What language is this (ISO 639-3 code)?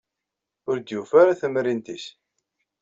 kab